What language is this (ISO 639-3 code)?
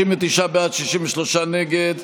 heb